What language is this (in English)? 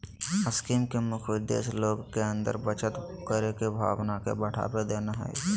Magahi